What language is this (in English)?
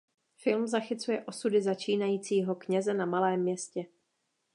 Czech